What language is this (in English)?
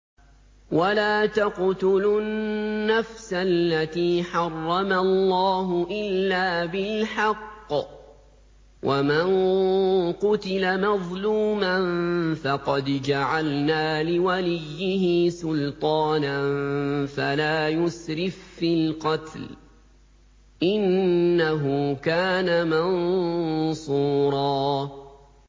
Arabic